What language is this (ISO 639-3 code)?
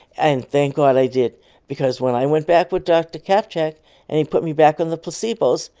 eng